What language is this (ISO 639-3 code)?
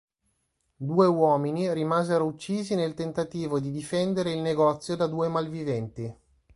ita